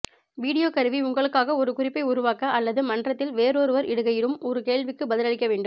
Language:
Tamil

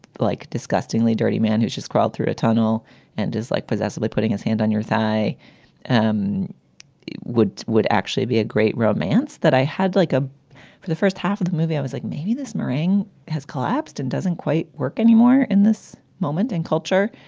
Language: English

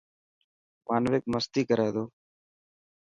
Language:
Dhatki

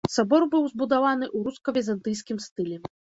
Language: Belarusian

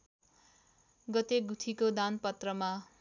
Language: Nepali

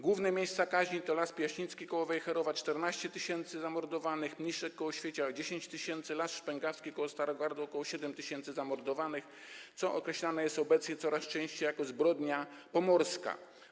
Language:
Polish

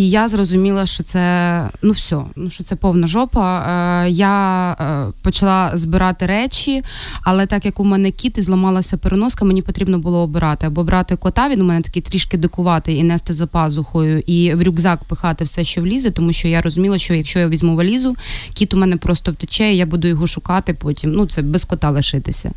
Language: Ukrainian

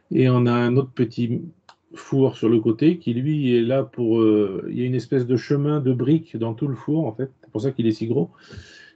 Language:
French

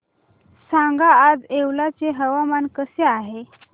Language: Marathi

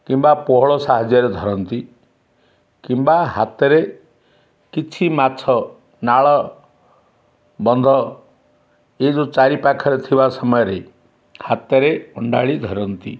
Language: Odia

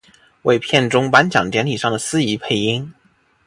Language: Chinese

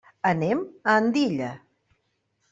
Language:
Catalan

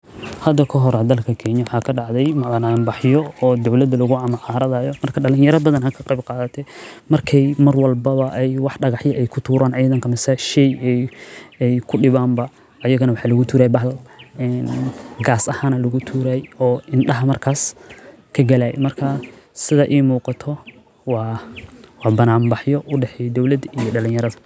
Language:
Somali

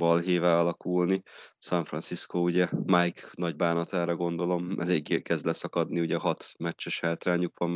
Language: Hungarian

